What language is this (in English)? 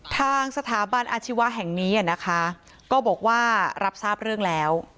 Thai